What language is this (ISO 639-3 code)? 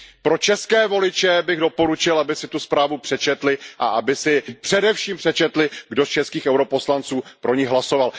ces